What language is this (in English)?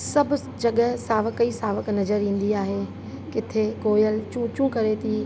Sindhi